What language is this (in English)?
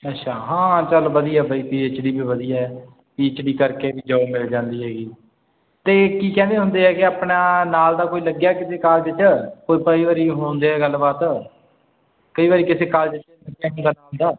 Punjabi